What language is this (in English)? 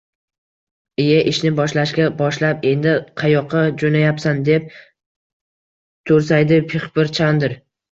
Uzbek